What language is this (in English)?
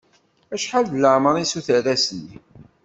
Kabyle